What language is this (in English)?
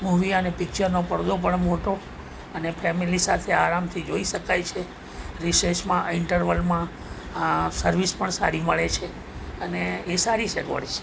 Gujarati